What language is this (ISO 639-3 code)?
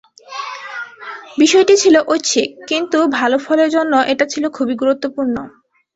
ben